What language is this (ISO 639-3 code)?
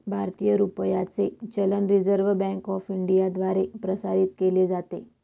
mar